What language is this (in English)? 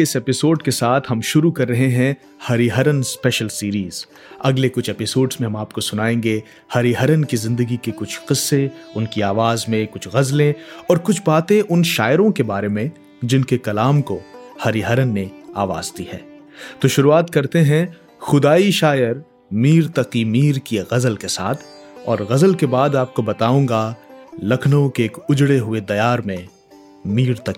Hindi